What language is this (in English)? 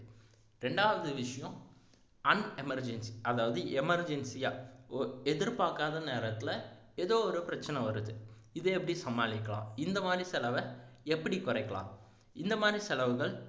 Tamil